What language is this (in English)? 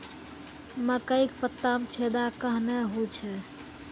Maithili